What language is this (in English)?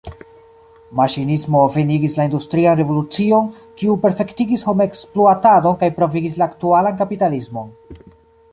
Esperanto